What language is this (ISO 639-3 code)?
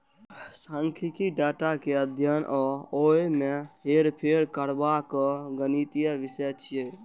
mai